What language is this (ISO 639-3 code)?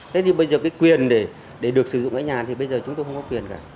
vie